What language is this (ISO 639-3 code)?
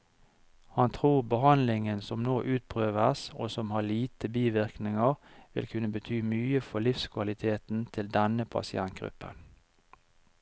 nor